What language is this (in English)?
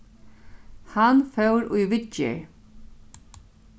Faroese